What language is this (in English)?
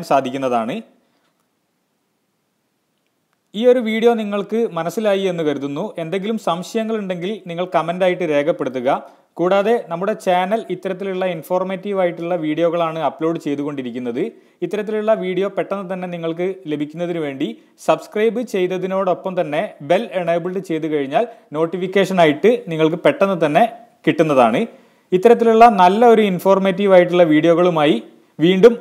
Romanian